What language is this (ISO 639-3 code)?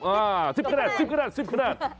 tha